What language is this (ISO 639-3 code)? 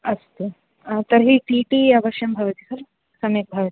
san